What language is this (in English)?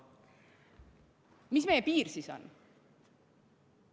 Estonian